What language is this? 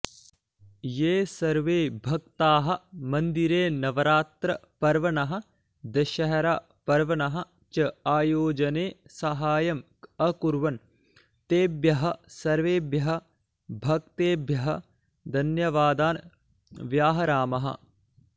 Sanskrit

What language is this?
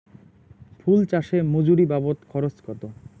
Bangla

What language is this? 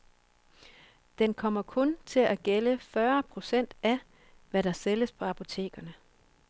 Danish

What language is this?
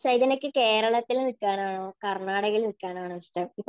Malayalam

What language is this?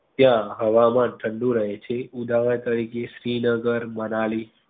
Gujarati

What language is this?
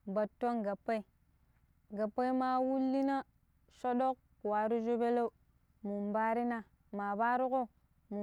Pero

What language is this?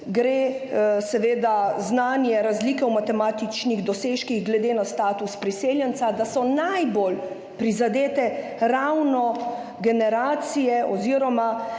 Slovenian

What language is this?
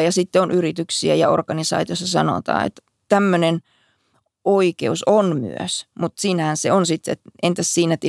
Finnish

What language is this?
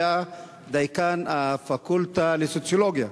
Hebrew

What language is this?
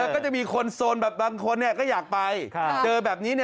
Thai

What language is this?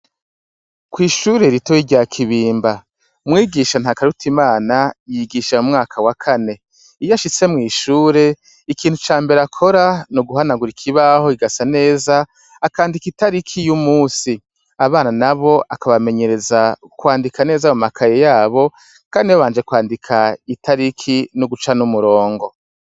Rundi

